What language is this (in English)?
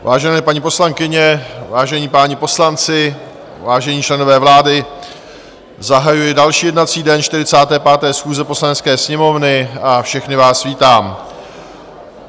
Czech